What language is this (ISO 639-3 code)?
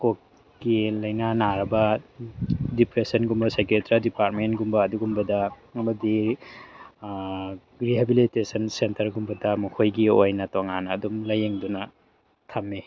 mni